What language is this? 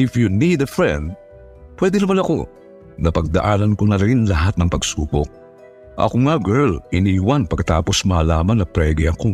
Filipino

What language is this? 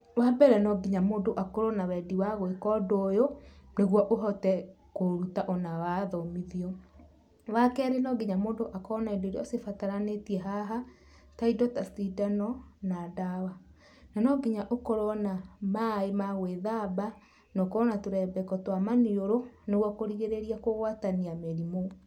Kikuyu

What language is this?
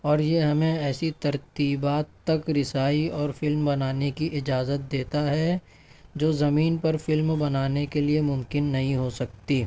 Urdu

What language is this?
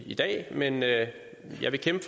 Danish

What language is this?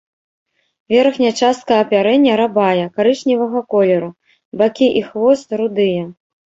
Belarusian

